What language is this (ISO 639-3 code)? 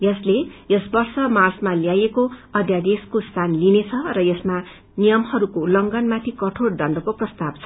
nep